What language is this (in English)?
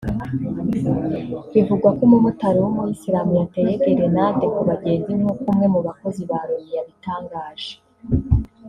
Kinyarwanda